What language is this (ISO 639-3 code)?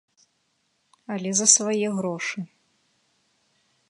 bel